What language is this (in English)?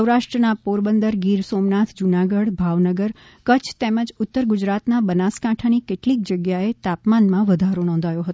Gujarati